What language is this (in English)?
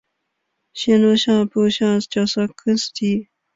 Chinese